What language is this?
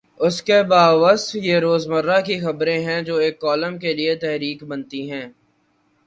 Urdu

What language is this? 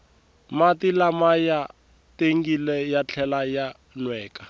Tsonga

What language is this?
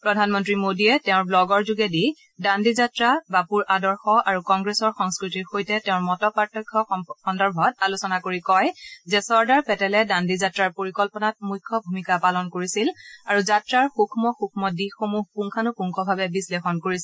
Assamese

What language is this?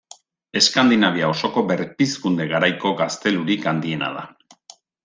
Basque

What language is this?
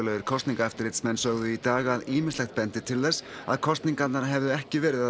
Icelandic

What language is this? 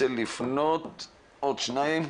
Hebrew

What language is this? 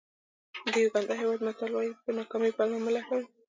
Pashto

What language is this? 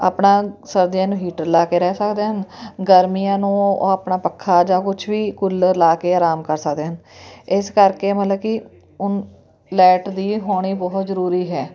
Punjabi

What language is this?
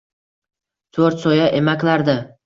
Uzbek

